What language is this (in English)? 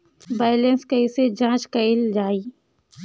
Bhojpuri